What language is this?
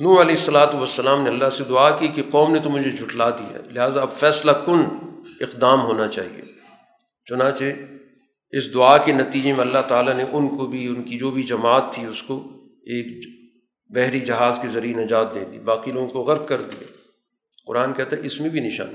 Urdu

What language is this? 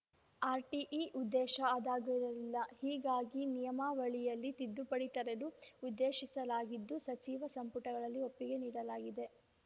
Kannada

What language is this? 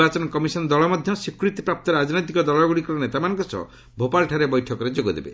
Odia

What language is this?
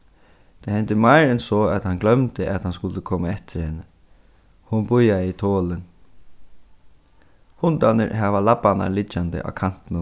Faroese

